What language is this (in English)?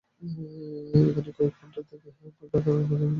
Bangla